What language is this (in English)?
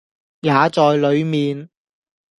Cantonese